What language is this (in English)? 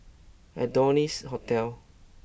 English